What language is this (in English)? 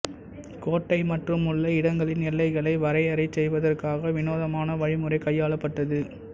Tamil